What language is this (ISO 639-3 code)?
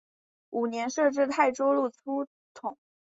zho